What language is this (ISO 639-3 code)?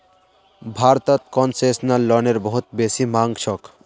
mag